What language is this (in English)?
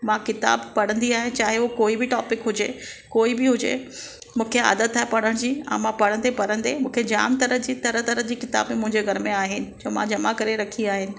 Sindhi